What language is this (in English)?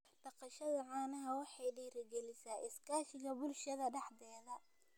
Somali